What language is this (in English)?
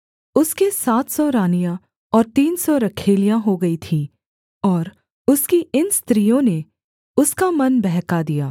Hindi